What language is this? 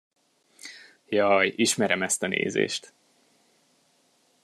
Hungarian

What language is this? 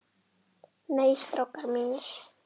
Icelandic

